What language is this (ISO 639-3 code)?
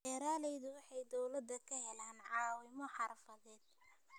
som